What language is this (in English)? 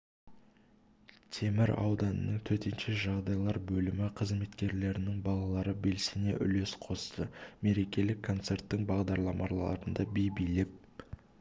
Kazakh